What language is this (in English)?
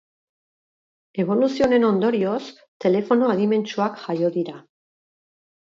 Basque